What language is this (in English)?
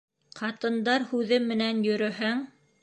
Bashkir